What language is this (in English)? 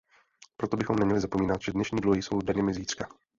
Czech